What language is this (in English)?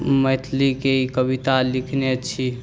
Maithili